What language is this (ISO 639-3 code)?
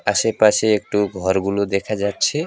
ben